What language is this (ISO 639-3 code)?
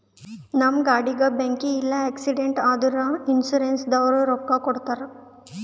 kan